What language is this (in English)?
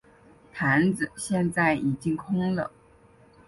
Chinese